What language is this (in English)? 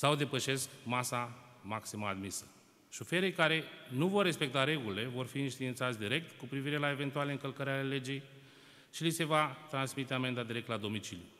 Romanian